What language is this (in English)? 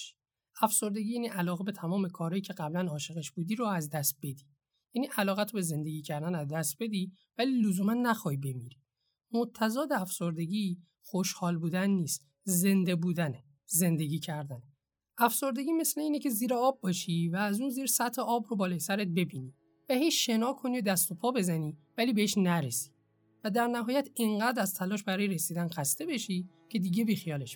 Persian